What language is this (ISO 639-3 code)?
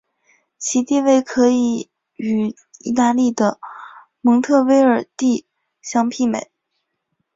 zho